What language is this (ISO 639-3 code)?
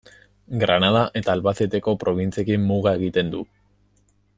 eus